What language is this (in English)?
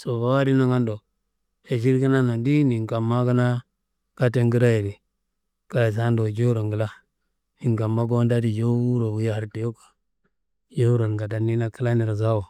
Kanembu